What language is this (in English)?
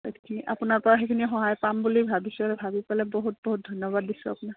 Assamese